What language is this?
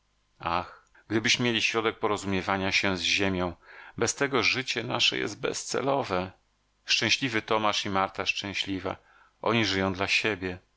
Polish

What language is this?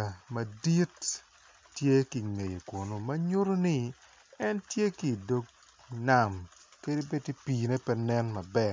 Acoli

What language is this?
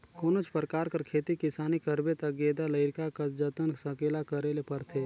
Chhattisgarhi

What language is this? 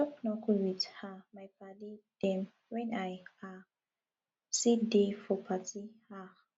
Nigerian Pidgin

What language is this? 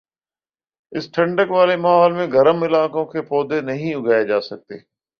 Urdu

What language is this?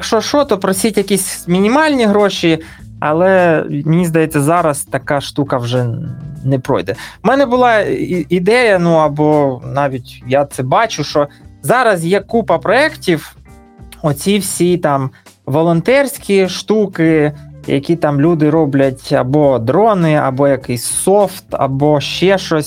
Ukrainian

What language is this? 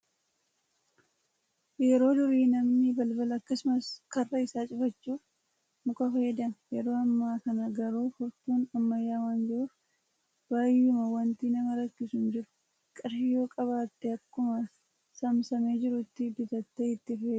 Oromo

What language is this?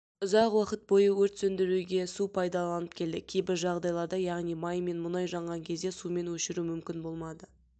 Kazakh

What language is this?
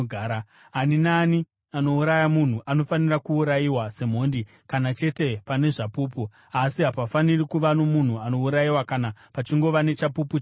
Shona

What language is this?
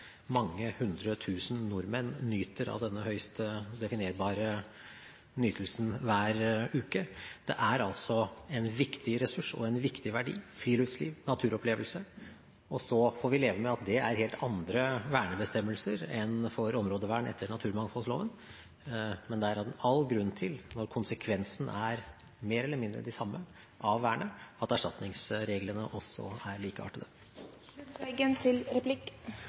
Norwegian Bokmål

